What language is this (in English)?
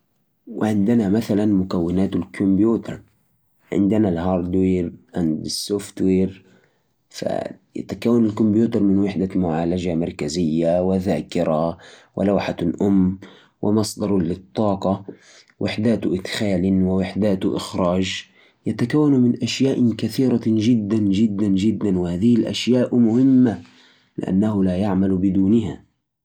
Najdi Arabic